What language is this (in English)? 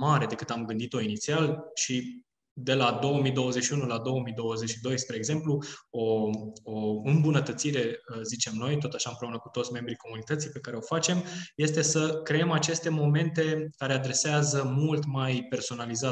Romanian